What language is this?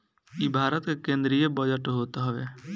Bhojpuri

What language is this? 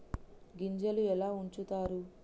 Telugu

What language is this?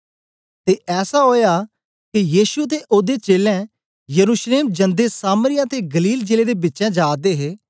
Dogri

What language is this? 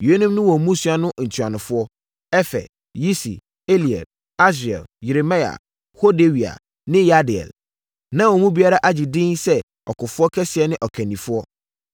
Akan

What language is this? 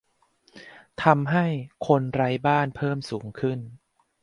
Thai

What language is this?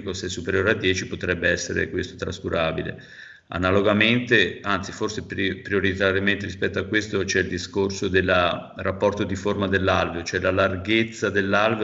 Italian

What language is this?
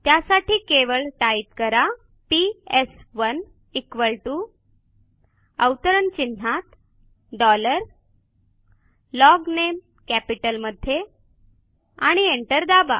Marathi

